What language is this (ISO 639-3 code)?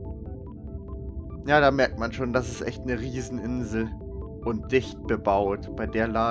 deu